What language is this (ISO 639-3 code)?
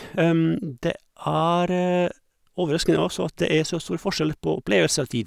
nor